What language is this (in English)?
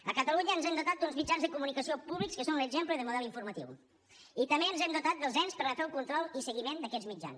Catalan